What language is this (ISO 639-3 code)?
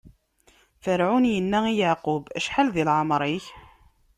kab